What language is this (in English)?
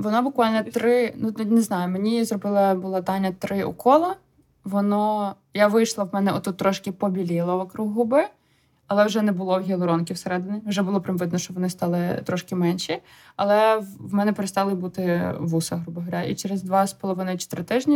Ukrainian